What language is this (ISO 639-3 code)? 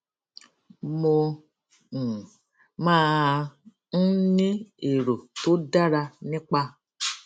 yor